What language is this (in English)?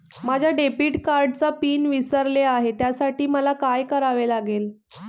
Marathi